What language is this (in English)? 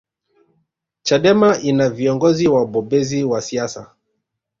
Swahili